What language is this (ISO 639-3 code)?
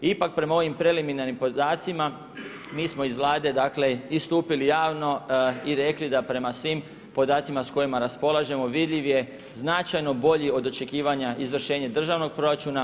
hrv